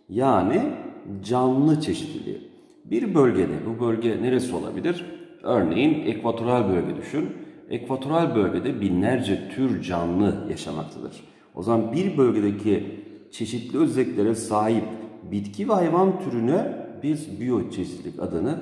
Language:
Turkish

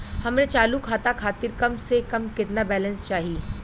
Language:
Bhojpuri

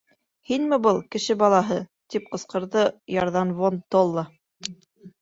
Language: Bashkir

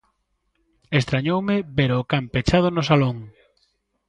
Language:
Galician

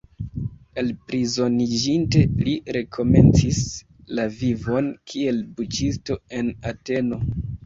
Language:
Esperanto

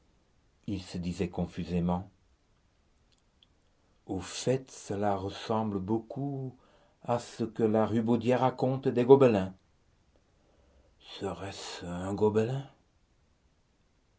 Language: French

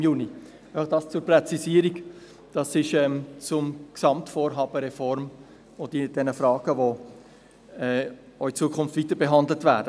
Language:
Swiss German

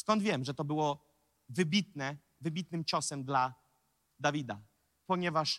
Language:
Polish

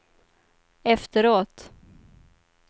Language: Swedish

